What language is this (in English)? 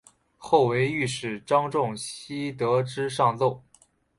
Chinese